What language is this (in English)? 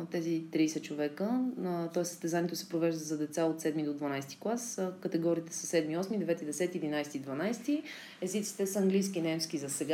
Bulgarian